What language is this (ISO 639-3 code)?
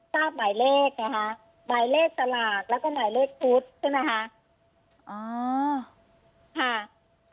tha